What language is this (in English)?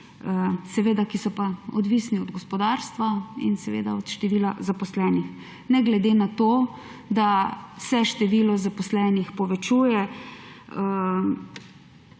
Slovenian